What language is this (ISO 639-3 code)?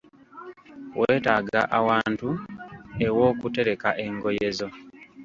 lug